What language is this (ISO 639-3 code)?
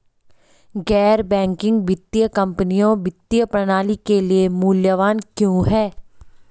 hin